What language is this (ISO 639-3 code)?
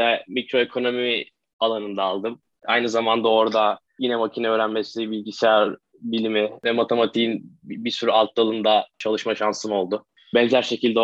tur